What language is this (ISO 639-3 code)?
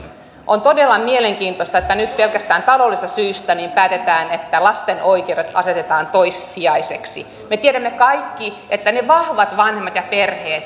fin